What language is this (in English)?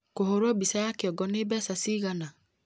Kikuyu